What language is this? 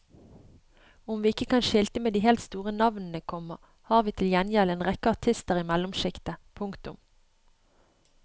Norwegian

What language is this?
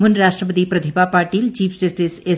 Malayalam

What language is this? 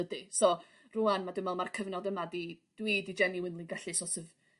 Welsh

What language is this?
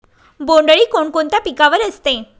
Marathi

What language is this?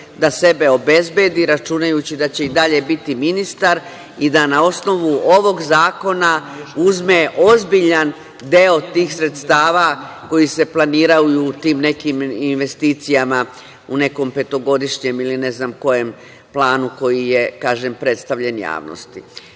Serbian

